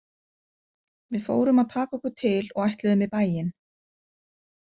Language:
Icelandic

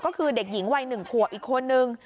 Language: Thai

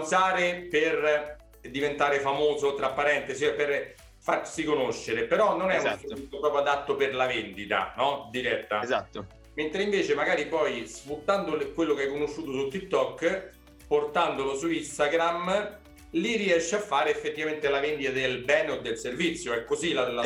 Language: Italian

